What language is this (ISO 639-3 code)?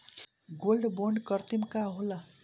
bho